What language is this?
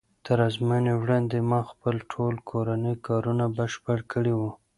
Pashto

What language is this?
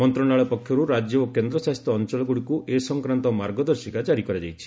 Odia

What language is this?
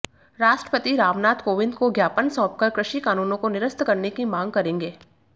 Hindi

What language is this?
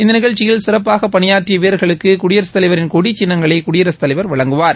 Tamil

